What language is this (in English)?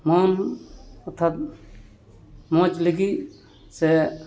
Santali